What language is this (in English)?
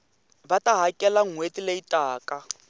Tsonga